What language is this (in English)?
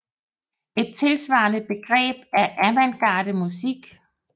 Danish